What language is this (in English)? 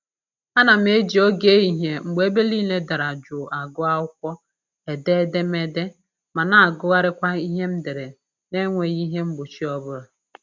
Igbo